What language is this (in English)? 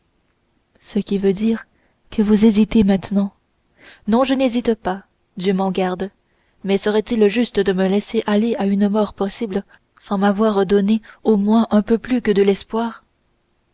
French